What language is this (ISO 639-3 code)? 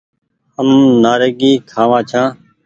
gig